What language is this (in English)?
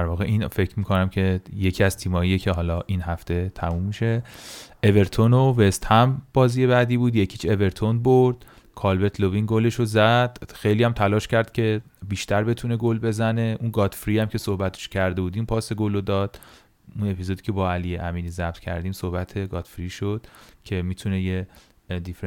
Persian